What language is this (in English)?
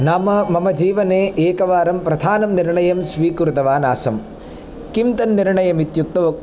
Sanskrit